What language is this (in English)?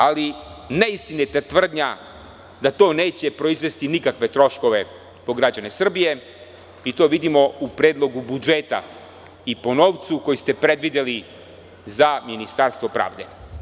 Serbian